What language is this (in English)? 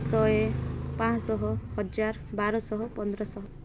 Odia